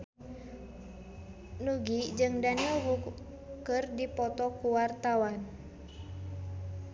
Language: Sundanese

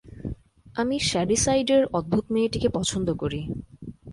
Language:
Bangla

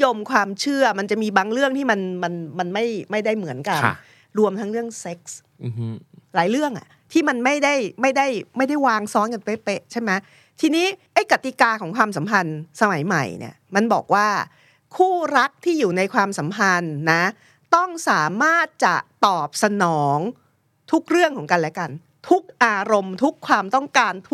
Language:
Thai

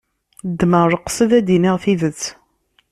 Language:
Kabyle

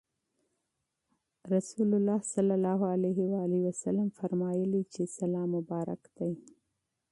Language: Pashto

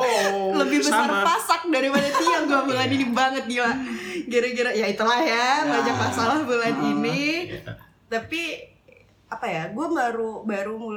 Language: Indonesian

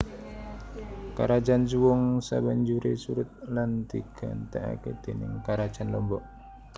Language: Javanese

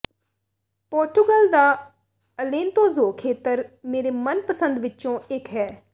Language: Punjabi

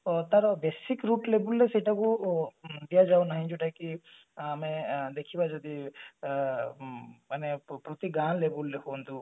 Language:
Odia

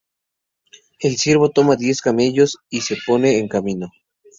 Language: Spanish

